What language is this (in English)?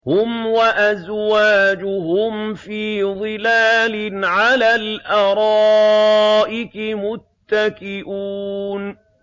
Arabic